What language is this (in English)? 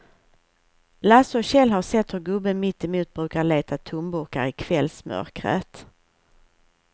Swedish